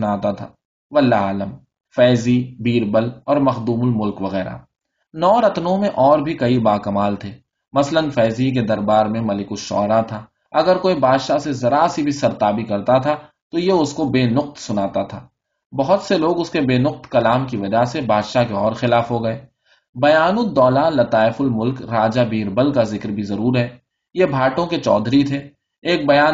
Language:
Urdu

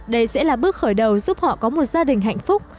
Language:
Vietnamese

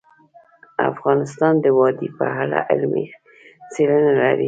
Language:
Pashto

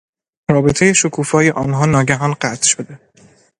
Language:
Persian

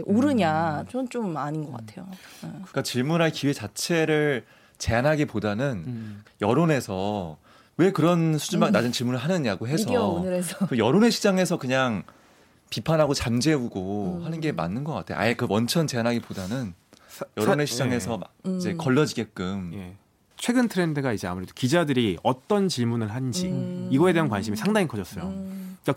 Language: Korean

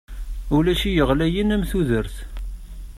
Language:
Kabyle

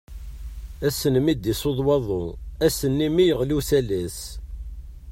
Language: Kabyle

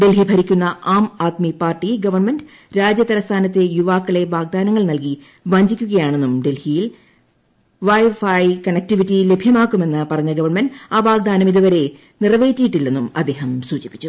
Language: Malayalam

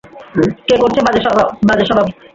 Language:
Bangla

